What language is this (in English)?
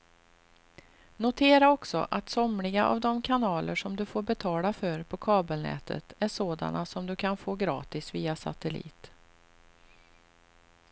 Swedish